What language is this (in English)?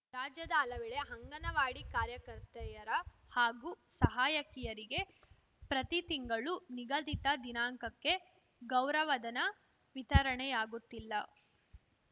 Kannada